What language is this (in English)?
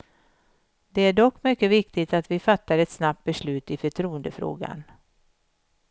Swedish